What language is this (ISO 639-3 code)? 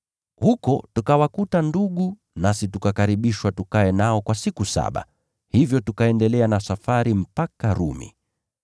swa